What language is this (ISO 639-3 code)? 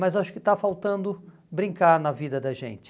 por